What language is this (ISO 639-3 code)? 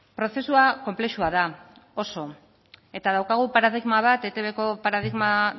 eus